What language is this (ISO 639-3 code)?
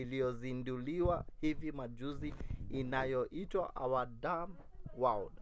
swa